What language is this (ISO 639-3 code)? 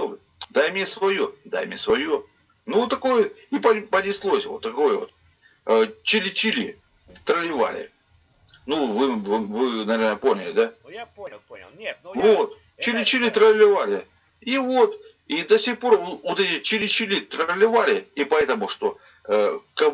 rus